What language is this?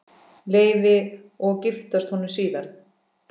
Icelandic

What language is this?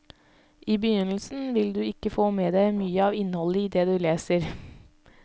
Norwegian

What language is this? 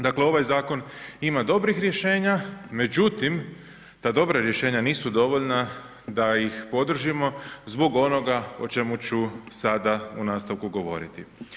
Croatian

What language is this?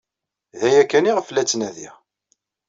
Kabyle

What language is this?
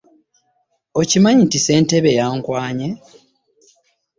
Ganda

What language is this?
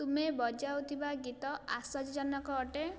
Odia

